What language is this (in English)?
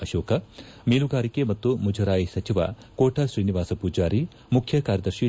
Kannada